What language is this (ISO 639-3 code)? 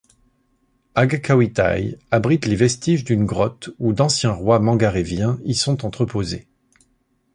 fra